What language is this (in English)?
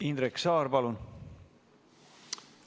Estonian